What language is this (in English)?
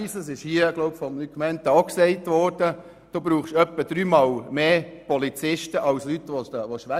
Swiss German